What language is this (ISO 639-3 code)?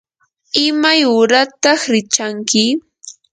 qur